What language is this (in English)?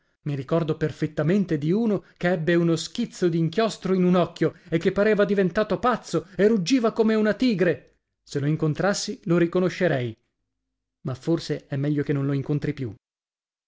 Italian